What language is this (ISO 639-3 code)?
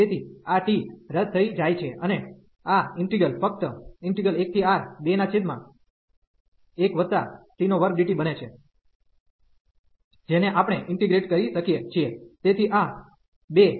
guj